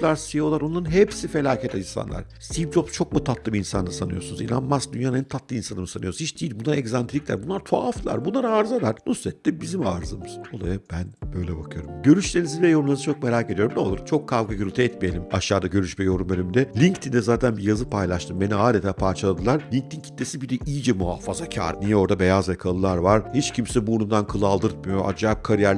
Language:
Turkish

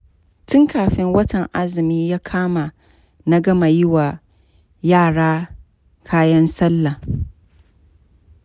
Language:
Hausa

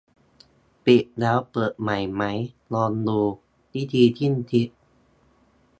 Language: Thai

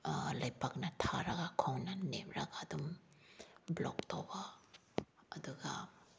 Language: Manipuri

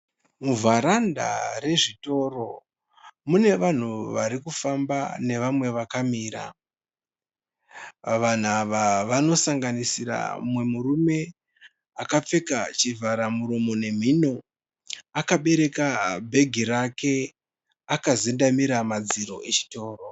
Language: Shona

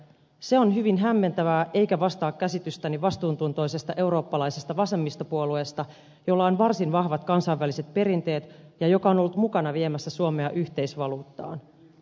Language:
Finnish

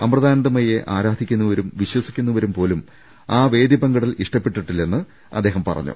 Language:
Malayalam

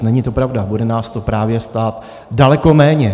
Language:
Czech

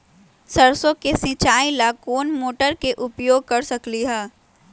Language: Magahi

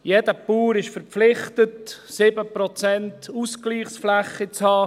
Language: Swiss German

